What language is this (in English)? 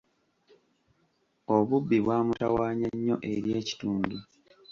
Ganda